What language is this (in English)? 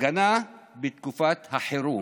Hebrew